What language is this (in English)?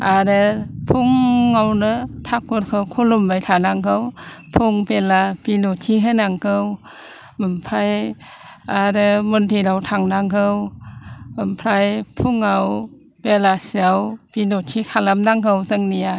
Bodo